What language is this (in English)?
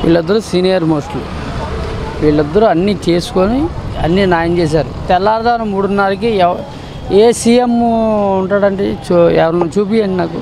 Telugu